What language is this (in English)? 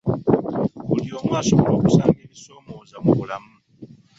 Ganda